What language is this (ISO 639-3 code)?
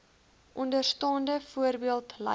afr